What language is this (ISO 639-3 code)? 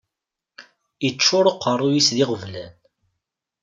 kab